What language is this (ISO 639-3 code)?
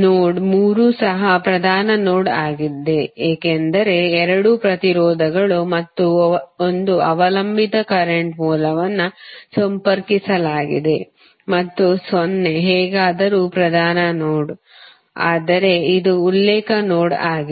kan